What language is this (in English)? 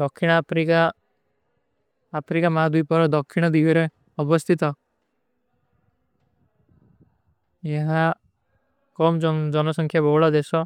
Kui (India)